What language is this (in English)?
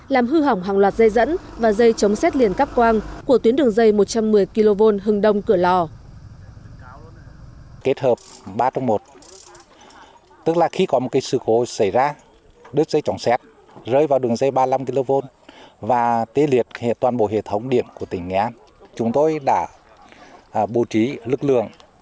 Vietnamese